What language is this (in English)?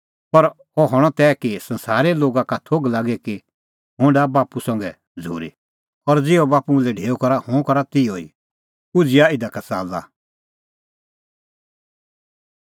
Kullu Pahari